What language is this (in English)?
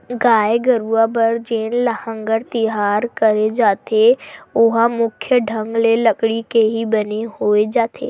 Chhattisgarhi